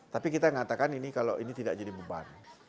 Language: Indonesian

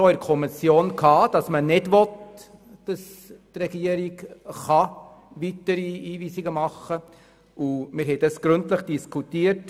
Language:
Swiss German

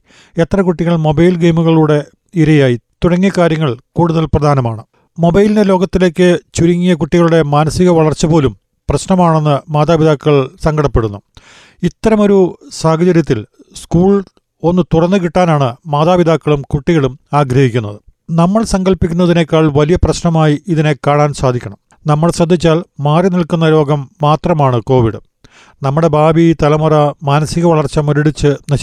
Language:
Malayalam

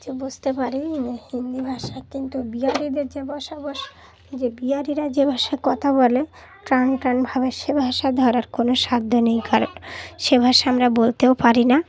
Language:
Bangla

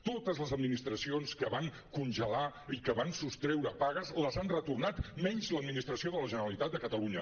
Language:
Catalan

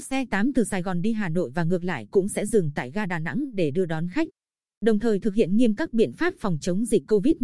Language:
Vietnamese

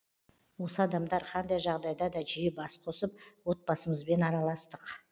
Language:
Kazakh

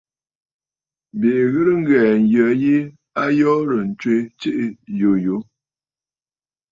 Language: Bafut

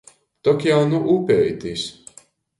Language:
Latgalian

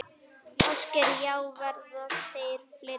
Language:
Icelandic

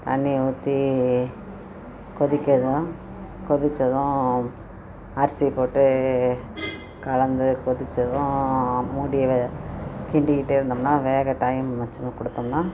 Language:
Tamil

